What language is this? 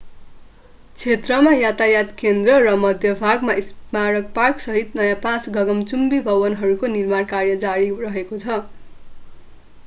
Nepali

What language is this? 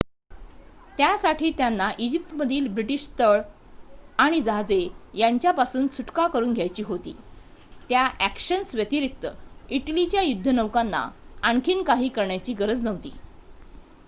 Marathi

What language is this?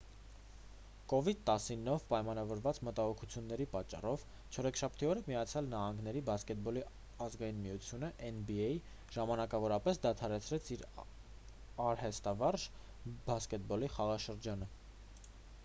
Armenian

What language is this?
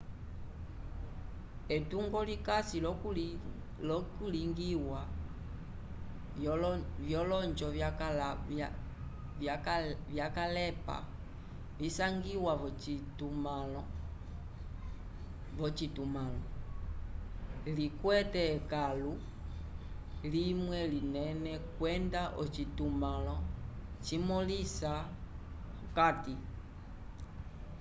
Umbundu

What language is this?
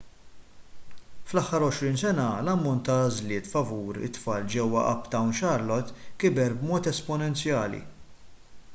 Maltese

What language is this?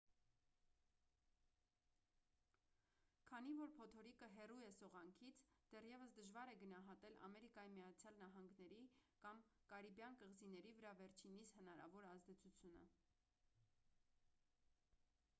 Armenian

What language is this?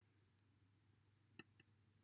Welsh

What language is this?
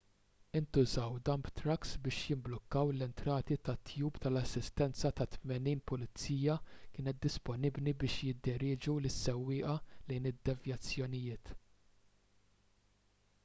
Maltese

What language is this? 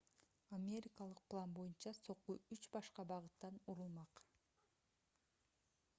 Kyrgyz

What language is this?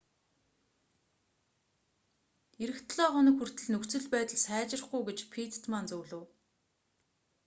Mongolian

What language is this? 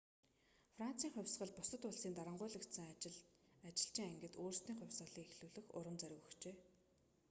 Mongolian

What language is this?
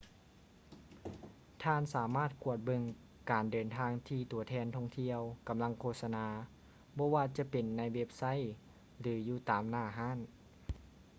Lao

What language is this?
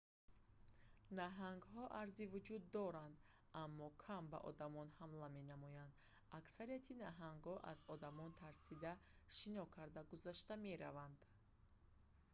Tajik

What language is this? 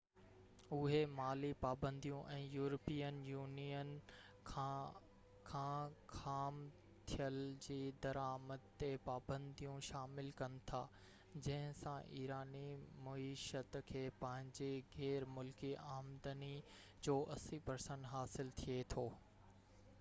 Sindhi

